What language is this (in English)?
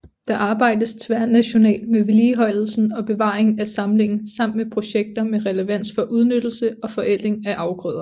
Danish